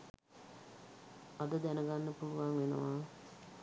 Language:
Sinhala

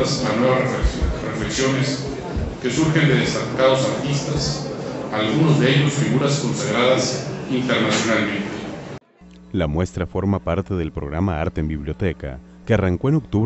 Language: Spanish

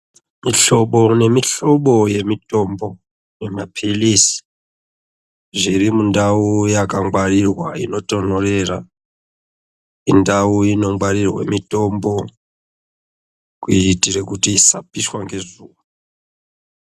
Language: Ndau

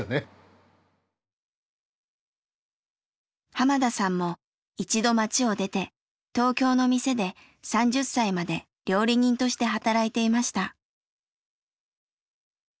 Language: Japanese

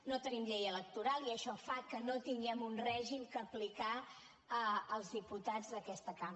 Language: Catalan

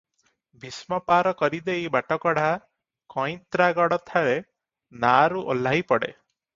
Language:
Odia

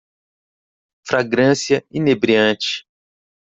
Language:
Portuguese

